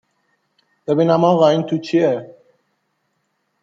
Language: Persian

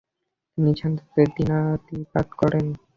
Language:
Bangla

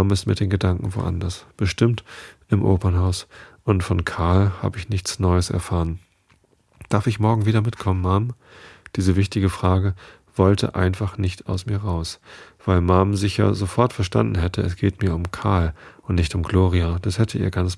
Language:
German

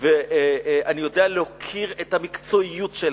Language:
Hebrew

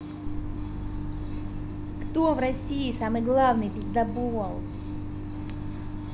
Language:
Russian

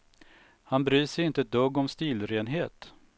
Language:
Swedish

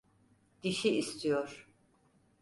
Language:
Turkish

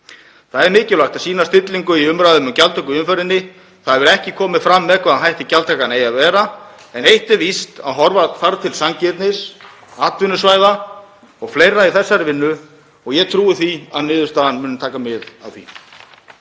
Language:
Icelandic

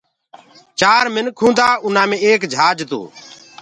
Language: Gurgula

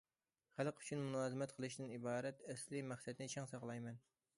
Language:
Uyghur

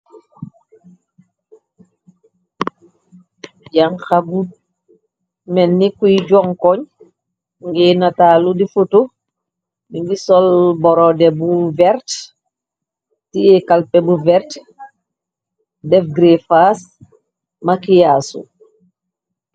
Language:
Wolof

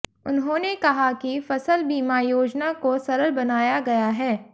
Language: Hindi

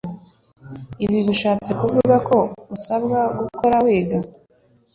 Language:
Kinyarwanda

